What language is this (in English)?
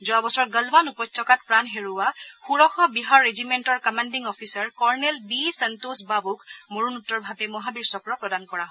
Assamese